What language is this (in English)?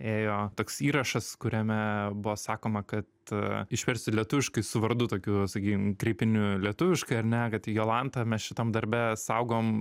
Lithuanian